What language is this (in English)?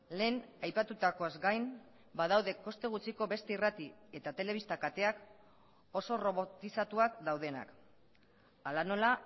Basque